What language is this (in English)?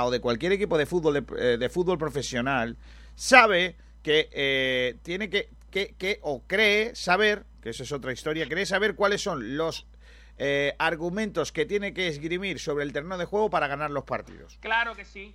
Spanish